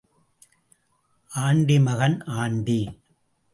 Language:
Tamil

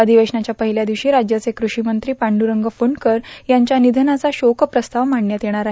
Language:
Marathi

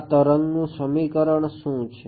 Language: Gujarati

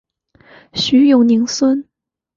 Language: Chinese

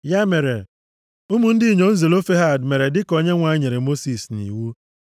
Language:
Igbo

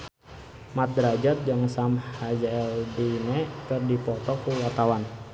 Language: Sundanese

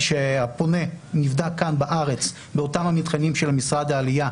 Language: Hebrew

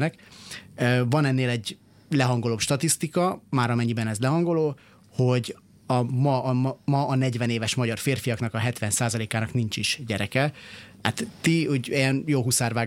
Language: Hungarian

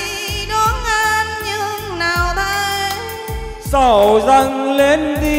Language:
Vietnamese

